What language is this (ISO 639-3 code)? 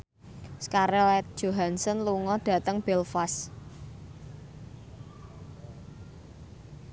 jav